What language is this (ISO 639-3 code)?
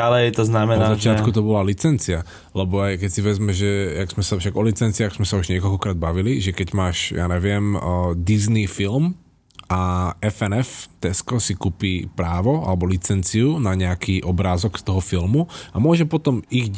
slk